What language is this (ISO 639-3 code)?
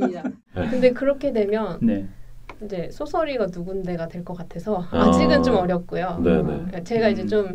kor